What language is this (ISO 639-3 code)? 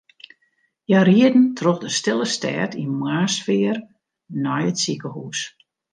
fry